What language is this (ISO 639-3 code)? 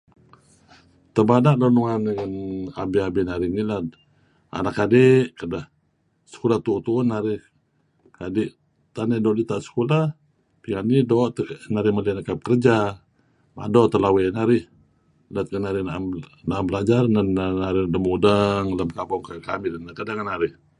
kzi